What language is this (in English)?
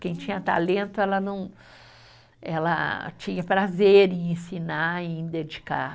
Portuguese